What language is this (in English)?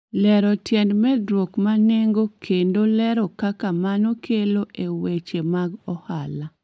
Luo (Kenya and Tanzania)